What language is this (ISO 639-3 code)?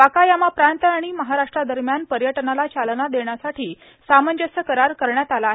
mar